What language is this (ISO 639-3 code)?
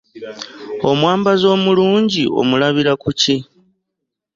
lug